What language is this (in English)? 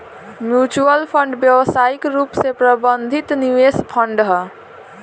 Bhojpuri